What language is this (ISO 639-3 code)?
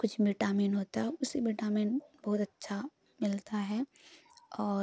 hin